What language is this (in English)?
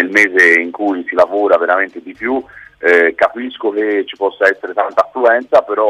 Italian